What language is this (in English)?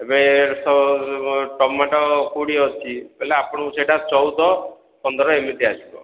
Odia